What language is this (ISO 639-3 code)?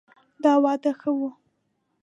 pus